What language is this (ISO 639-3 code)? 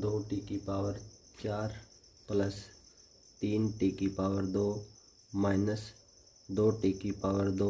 hin